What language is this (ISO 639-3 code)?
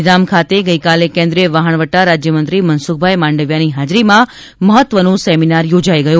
guj